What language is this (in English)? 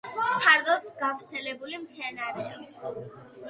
Georgian